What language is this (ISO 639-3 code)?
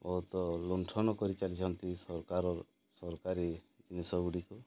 ori